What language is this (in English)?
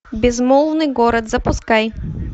Russian